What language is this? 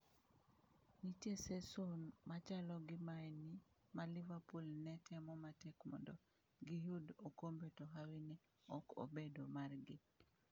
Luo (Kenya and Tanzania)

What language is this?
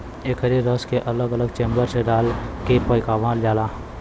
Bhojpuri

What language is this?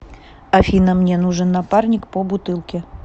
Russian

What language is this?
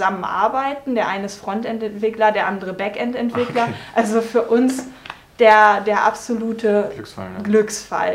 German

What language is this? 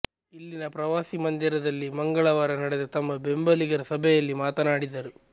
Kannada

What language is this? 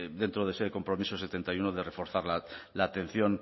Spanish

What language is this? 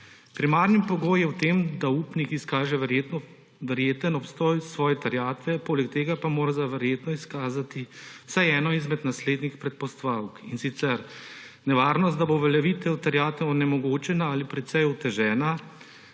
Slovenian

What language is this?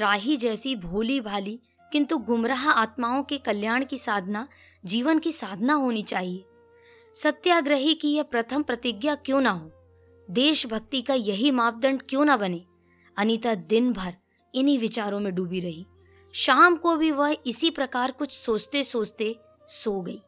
Hindi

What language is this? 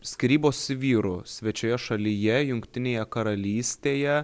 Lithuanian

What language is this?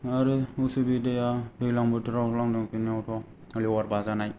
Bodo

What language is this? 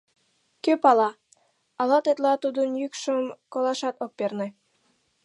Mari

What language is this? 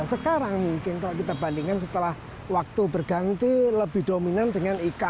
Indonesian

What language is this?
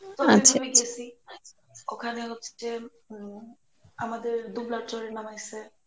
Bangla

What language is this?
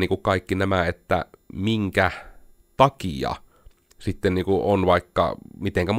Finnish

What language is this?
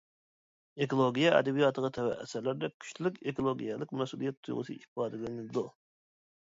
Uyghur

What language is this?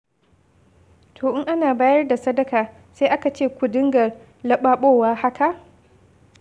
Hausa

